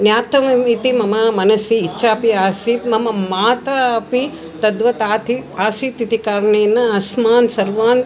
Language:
Sanskrit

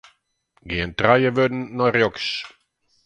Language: Western Frisian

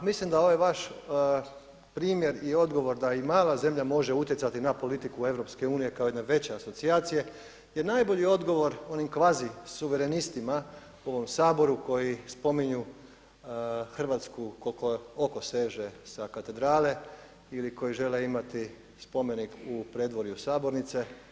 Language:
Croatian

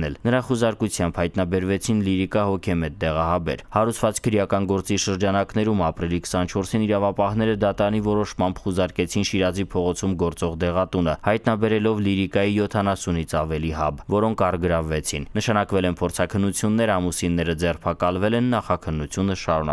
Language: Russian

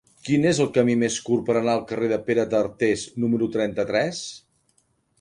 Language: Catalan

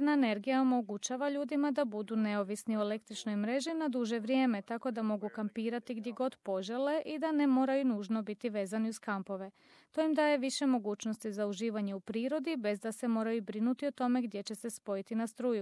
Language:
Croatian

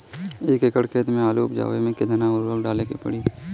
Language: Bhojpuri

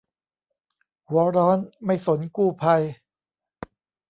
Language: Thai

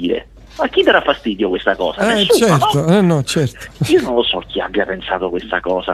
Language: Italian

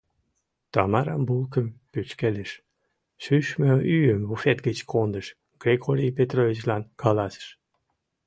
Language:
Mari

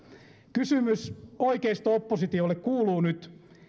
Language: Finnish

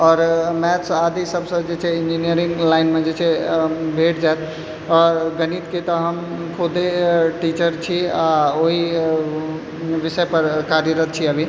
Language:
Maithili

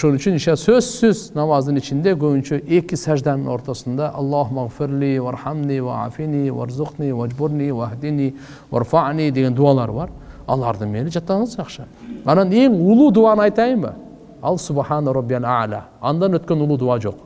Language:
Turkish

